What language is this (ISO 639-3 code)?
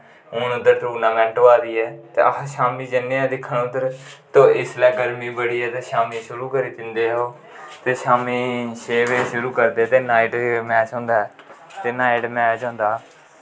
doi